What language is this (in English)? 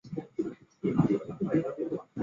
Chinese